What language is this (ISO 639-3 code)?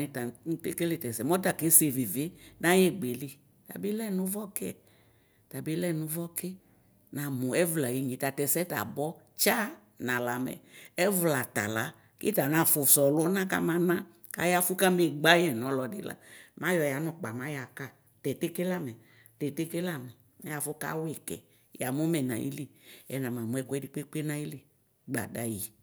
kpo